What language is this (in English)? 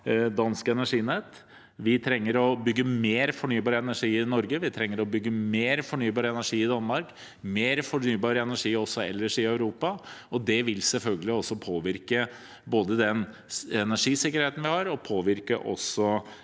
Norwegian